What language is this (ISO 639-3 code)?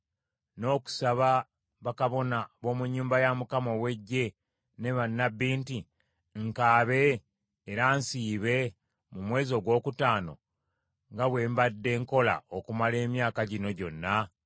lug